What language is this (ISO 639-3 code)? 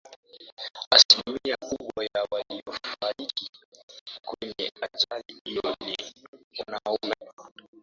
swa